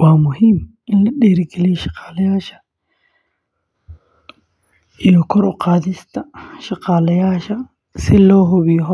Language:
Somali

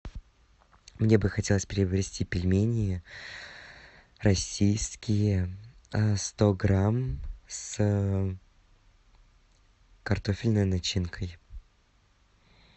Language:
Russian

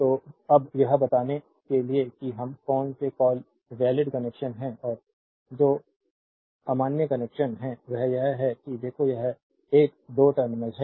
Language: Hindi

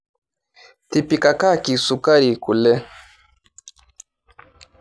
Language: Masai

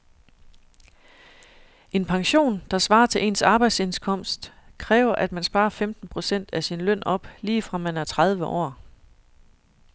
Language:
Danish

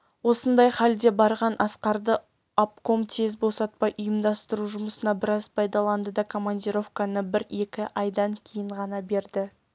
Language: Kazakh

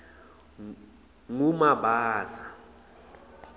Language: Swati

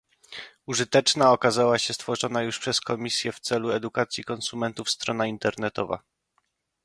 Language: Polish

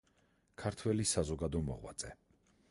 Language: Georgian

